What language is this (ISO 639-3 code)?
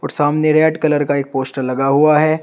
hin